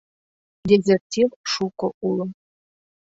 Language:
Mari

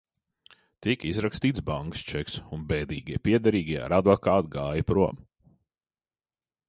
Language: Latvian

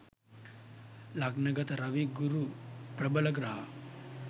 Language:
Sinhala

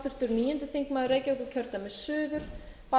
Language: Icelandic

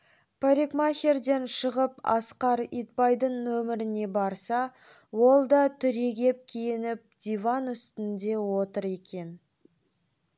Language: Kazakh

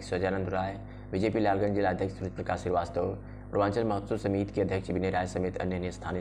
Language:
Hindi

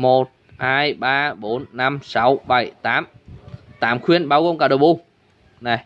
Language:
Vietnamese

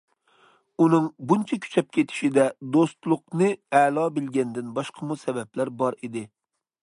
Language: Uyghur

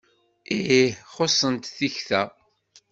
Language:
Kabyle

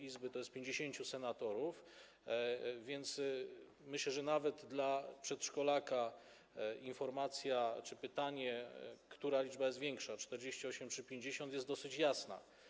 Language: Polish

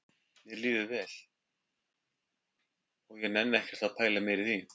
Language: Icelandic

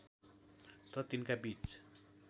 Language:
Nepali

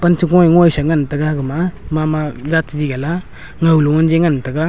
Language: Wancho Naga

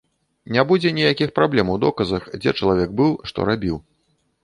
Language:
Belarusian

